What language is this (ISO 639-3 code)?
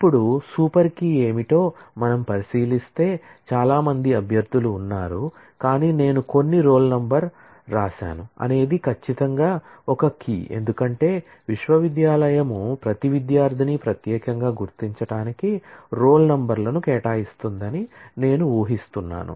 tel